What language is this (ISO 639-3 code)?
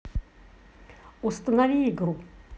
rus